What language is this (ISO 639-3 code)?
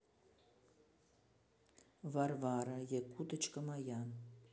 rus